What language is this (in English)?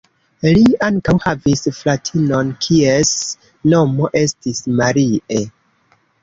Esperanto